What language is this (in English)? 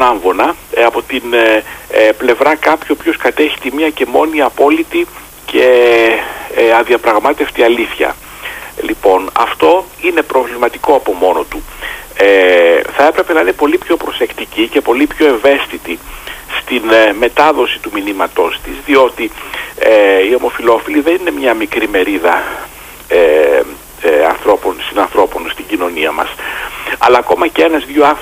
Greek